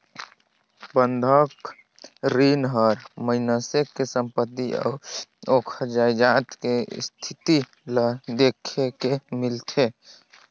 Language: Chhattisgarhi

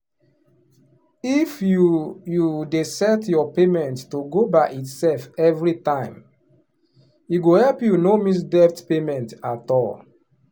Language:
Nigerian Pidgin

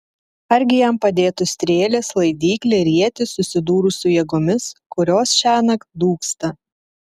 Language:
Lithuanian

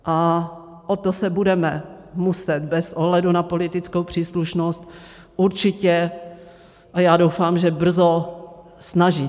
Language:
Czech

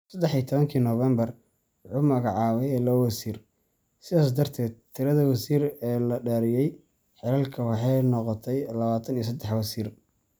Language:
Somali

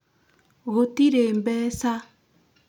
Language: Kikuyu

